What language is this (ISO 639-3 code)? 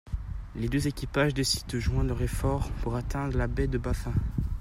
fra